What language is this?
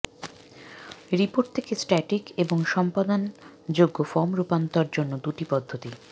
Bangla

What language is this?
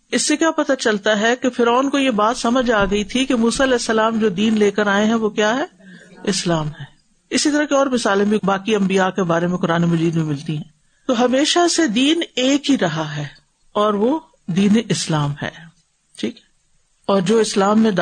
Urdu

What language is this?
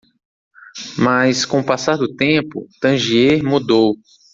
Portuguese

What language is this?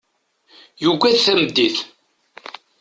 Kabyle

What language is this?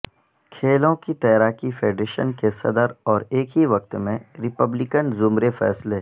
Urdu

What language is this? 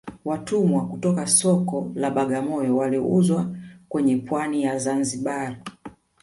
Swahili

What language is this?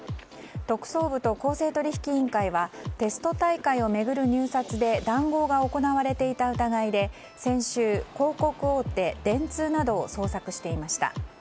Japanese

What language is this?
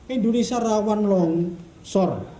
Indonesian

